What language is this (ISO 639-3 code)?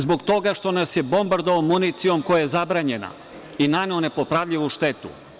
srp